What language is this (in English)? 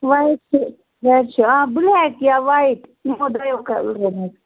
Kashmiri